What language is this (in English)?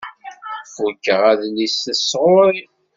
Kabyle